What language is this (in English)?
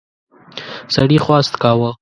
Pashto